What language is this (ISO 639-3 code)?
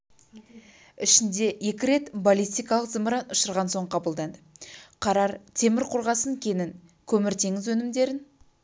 kaz